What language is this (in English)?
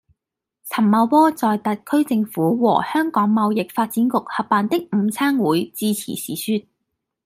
Cantonese